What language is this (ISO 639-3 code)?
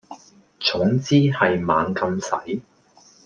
yue